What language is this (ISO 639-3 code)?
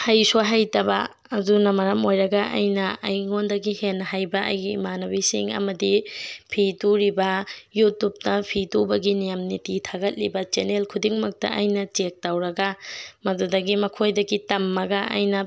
mni